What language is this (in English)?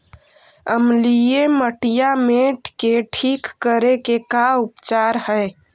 Magahi